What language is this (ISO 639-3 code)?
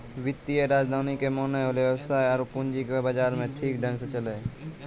mai